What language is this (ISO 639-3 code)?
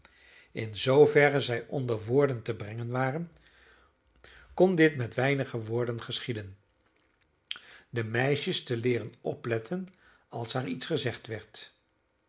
nld